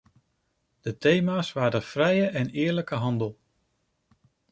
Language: Dutch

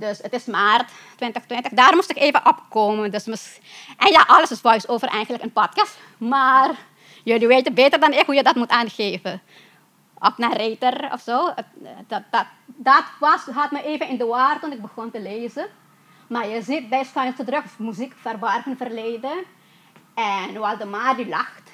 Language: Dutch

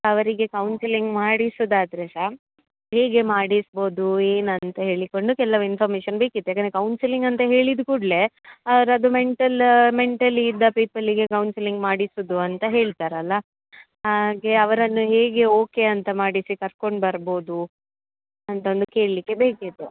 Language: Kannada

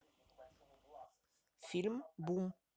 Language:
Russian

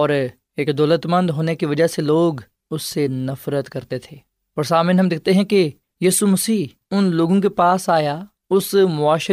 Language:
Urdu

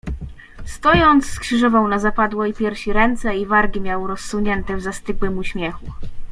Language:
Polish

